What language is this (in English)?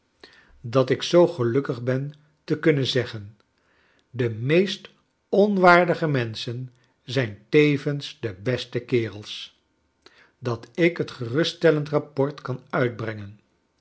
Dutch